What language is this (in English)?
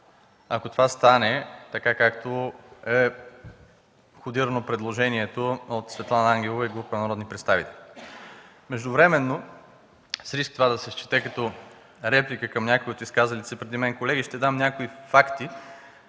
Bulgarian